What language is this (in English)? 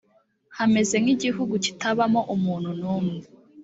Kinyarwanda